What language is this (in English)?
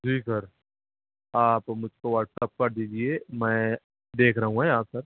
Urdu